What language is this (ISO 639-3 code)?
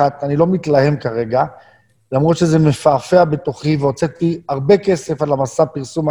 heb